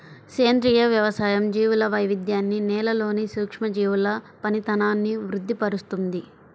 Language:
Telugu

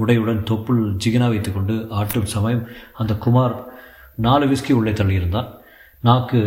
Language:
Tamil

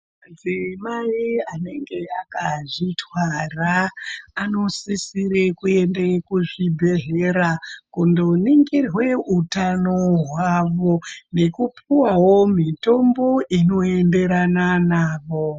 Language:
Ndau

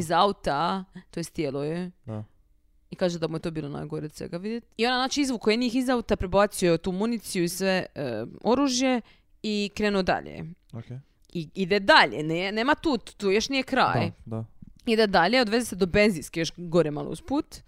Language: Croatian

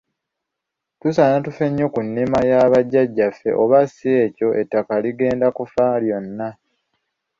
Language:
Ganda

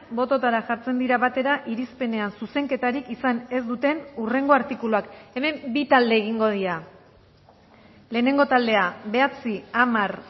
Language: Basque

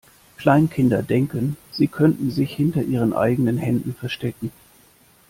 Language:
German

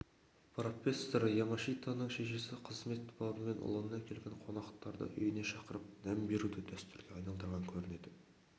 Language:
Kazakh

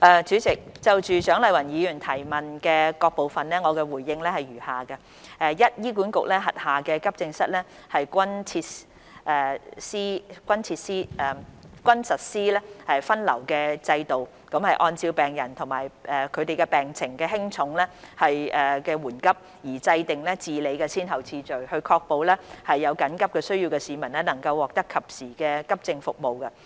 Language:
Cantonese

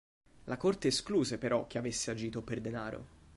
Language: Italian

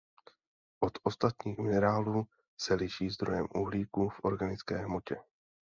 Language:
Czech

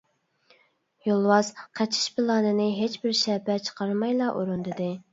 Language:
Uyghur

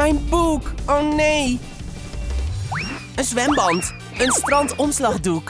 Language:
Dutch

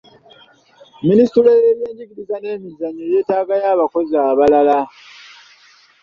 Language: Ganda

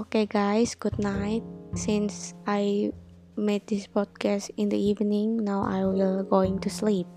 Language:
Indonesian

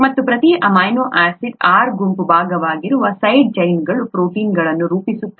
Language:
Kannada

